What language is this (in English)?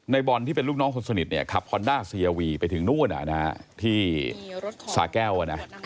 Thai